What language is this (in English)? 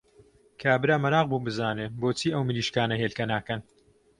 Central Kurdish